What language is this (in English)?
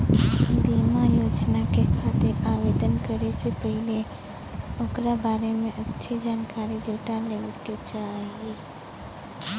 Bhojpuri